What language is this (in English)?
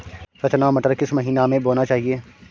Hindi